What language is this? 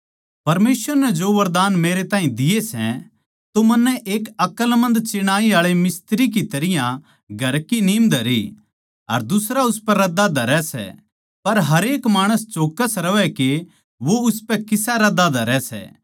Haryanvi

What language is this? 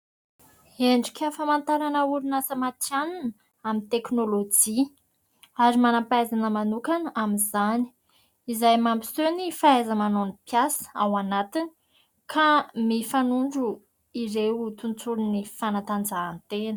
Malagasy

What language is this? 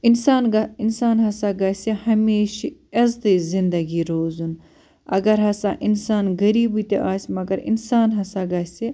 Kashmiri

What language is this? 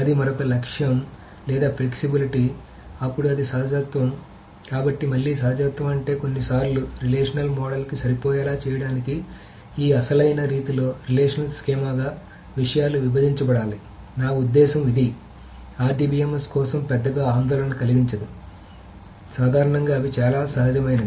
Telugu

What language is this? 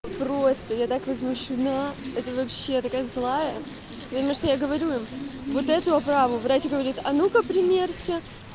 Russian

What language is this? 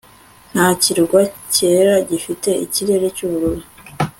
Kinyarwanda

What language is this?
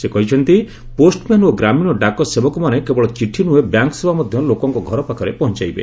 Odia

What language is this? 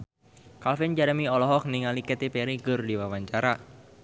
Sundanese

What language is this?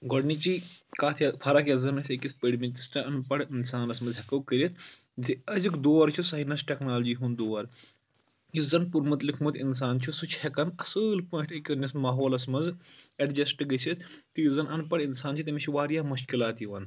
Kashmiri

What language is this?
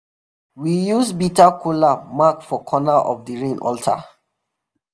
Nigerian Pidgin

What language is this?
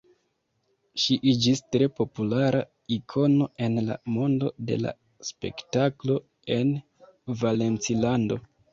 Esperanto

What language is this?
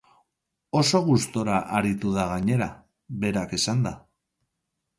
Basque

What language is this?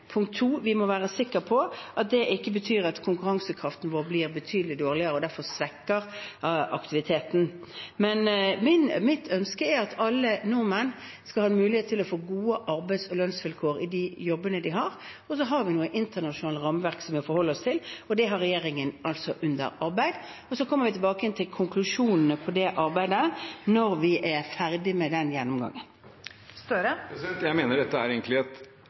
Norwegian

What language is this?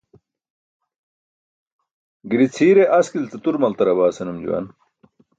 Burushaski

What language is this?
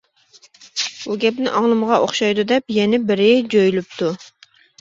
Uyghur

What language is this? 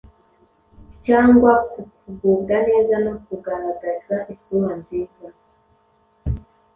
Kinyarwanda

